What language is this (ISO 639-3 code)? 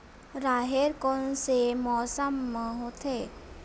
hne